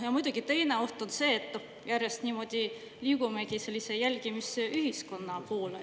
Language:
Estonian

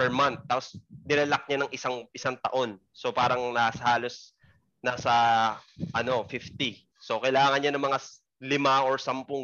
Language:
Filipino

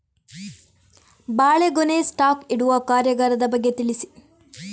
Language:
Kannada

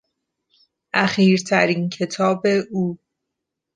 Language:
Persian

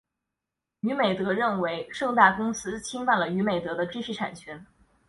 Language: Chinese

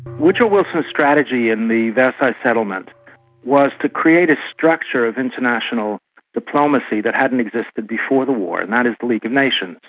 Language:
English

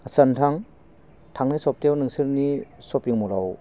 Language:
Bodo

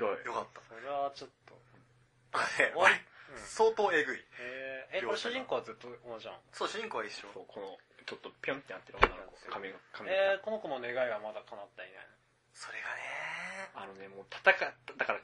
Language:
Japanese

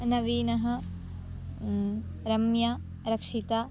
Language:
Sanskrit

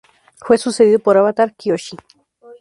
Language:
Spanish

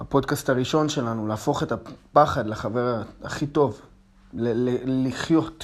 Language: Hebrew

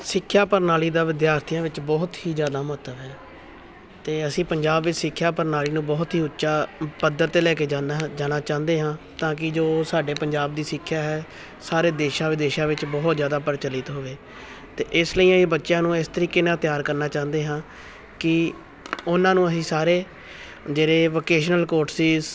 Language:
Punjabi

